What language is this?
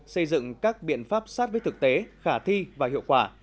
Vietnamese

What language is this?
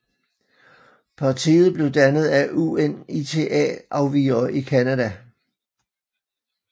Danish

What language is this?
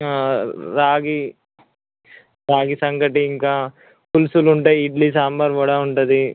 Telugu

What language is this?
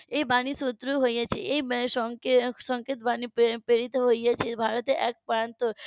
Bangla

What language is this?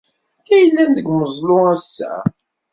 Kabyle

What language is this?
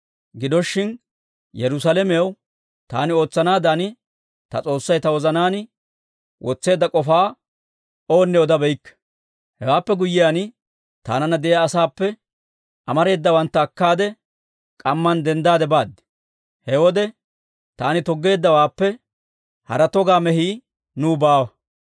Dawro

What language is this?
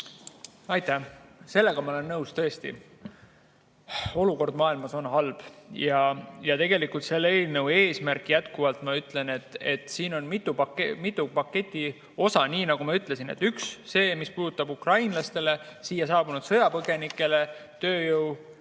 Estonian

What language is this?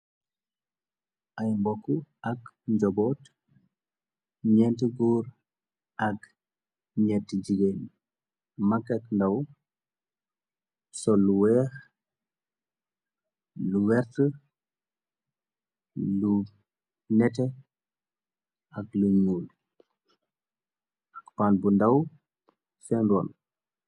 Wolof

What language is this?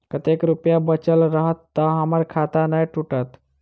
Maithili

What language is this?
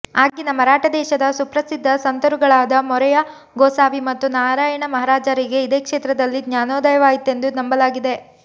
Kannada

